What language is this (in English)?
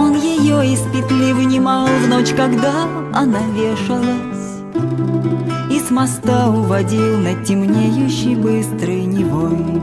Russian